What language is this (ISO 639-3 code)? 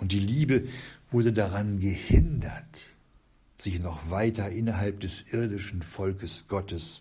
deu